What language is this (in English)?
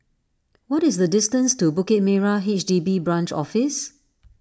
English